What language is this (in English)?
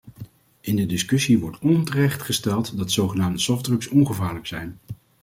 Dutch